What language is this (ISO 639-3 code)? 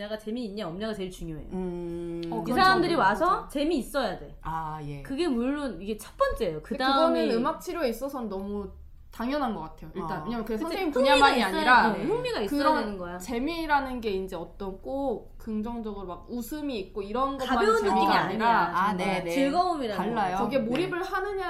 kor